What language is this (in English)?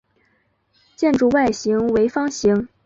Chinese